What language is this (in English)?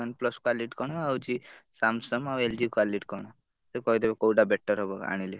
Odia